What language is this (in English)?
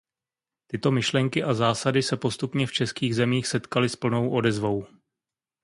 Czech